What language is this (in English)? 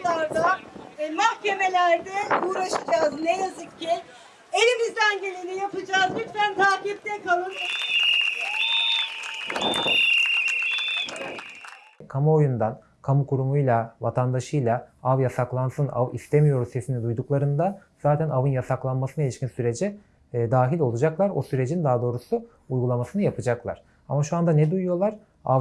Turkish